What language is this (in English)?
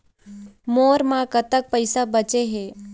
Chhattisgarhi